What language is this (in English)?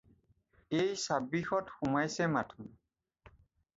Assamese